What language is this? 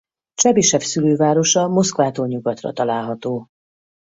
Hungarian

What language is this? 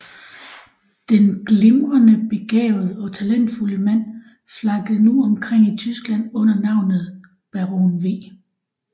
Danish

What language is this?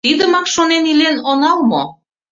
Mari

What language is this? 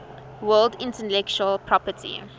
English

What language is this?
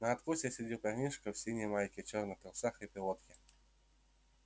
Russian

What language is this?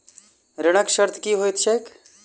Maithili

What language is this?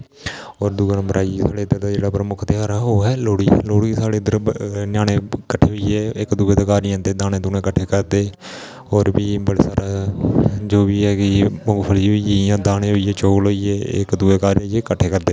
Dogri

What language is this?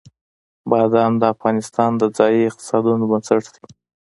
Pashto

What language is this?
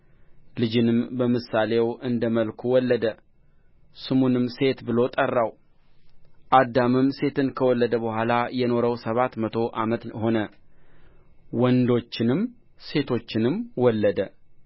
Amharic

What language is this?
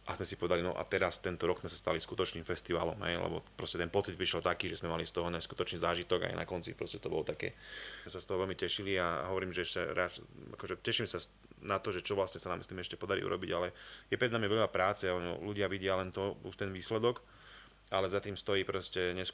Slovak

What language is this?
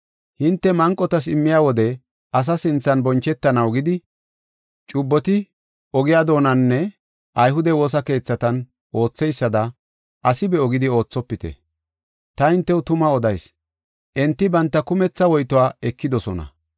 Gofa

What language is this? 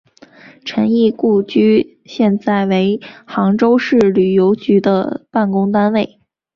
Chinese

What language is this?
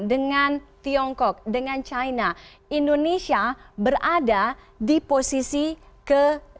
Indonesian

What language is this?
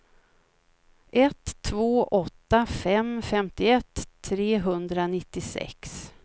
Swedish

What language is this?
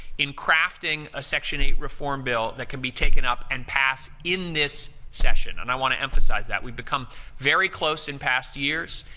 English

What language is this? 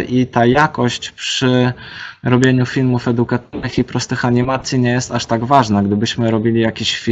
Polish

